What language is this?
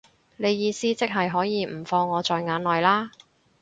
Cantonese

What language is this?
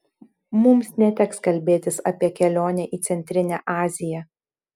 Lithuanian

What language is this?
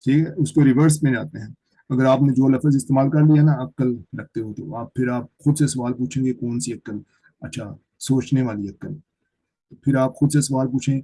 Urdu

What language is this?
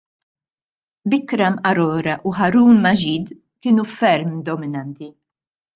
Maltese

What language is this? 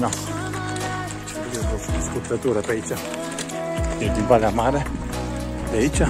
Romanian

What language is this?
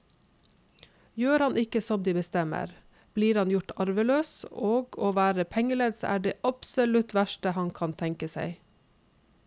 Norwegian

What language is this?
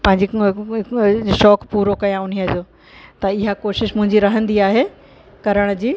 Sindhi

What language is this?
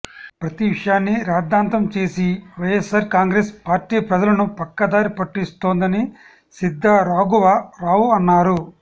Telugu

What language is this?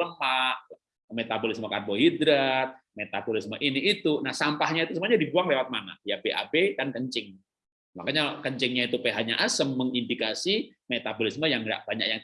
Indonesian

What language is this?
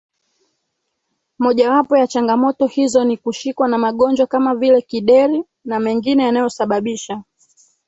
Swahili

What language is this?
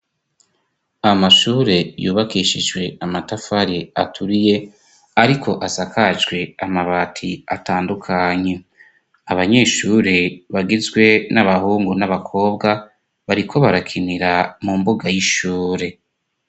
Rundi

